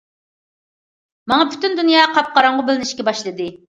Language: Uyghur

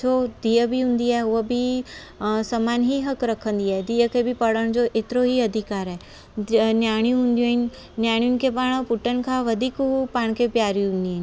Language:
Sindhi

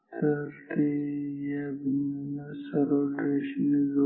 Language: Marathi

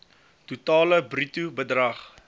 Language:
Afrikaans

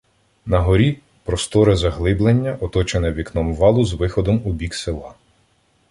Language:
Ukrainian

